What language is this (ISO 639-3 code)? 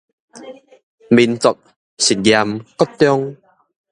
nan